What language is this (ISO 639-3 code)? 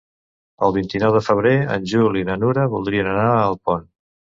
cat